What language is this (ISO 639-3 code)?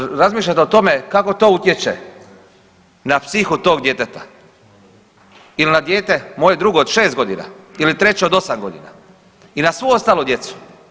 hrv